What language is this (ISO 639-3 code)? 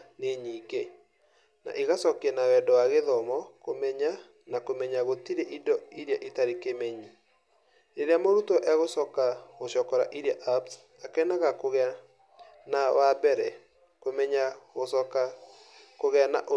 kik